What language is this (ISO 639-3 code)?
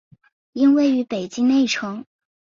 zho